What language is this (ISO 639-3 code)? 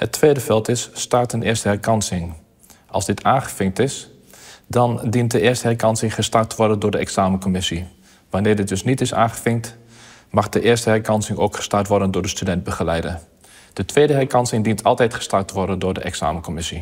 nld